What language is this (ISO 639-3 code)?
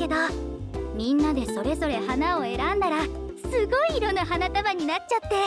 jpn